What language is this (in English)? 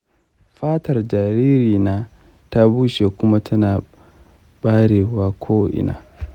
Hausa